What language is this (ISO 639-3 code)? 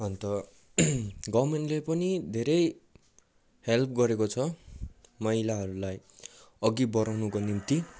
nep